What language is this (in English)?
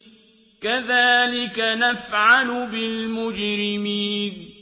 Arabic